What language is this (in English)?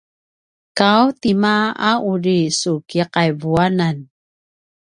Paiwan